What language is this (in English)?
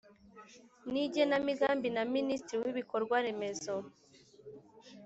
Kinyarwanda